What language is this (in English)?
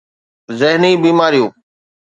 Sindhi